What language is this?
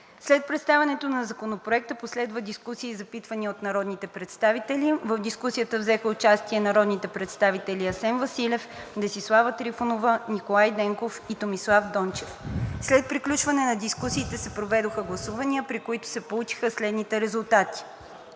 Bulgarian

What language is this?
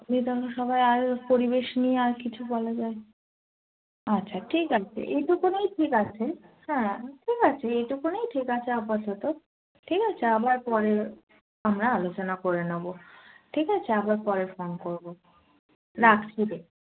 Bangla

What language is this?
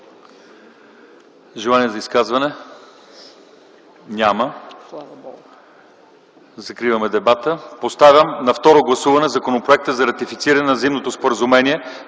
Bulgarian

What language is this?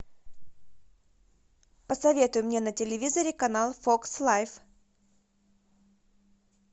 Russian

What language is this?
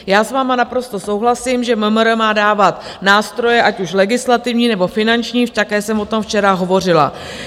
Czech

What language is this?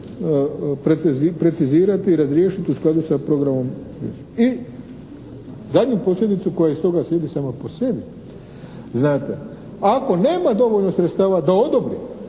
Croatian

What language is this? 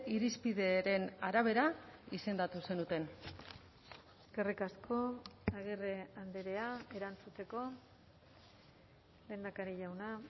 Basque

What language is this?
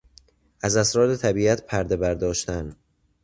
Persian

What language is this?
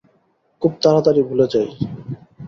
Bangla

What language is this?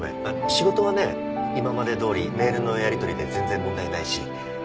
Japanese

